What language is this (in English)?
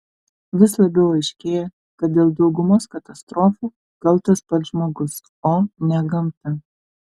Lithuanian